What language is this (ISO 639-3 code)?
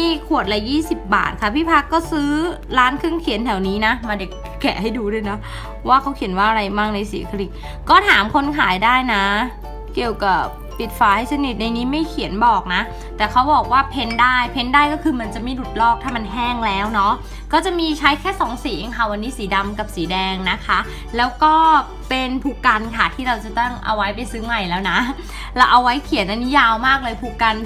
tha